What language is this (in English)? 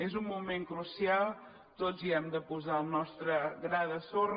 Catalan